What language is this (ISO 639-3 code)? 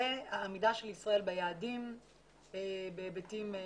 heb